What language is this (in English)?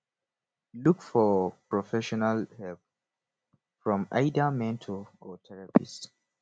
Nigerian Pidgin